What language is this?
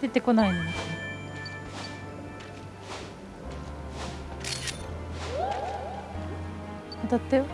Japanese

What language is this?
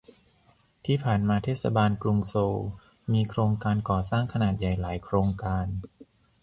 Thai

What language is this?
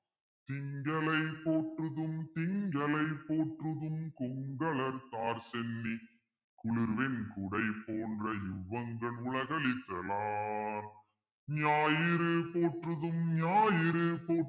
Tamil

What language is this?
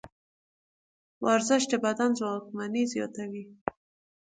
Pashto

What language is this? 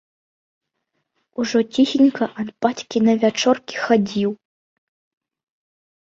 Belarusian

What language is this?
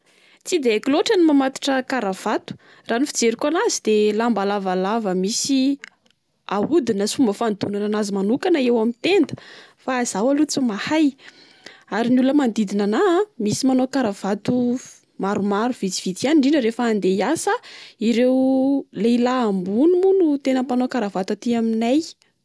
Malagasy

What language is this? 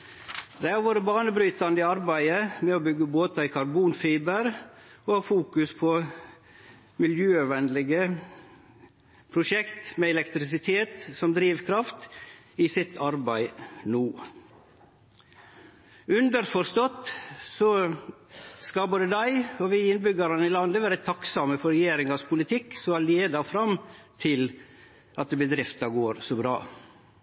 Norwegian Nynorsk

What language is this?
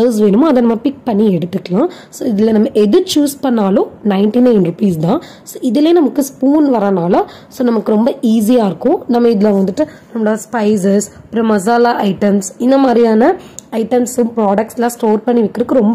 Tamil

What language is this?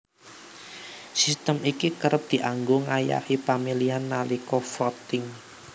Javanese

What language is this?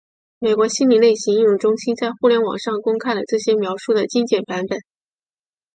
Chinese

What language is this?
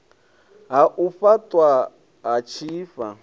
Venda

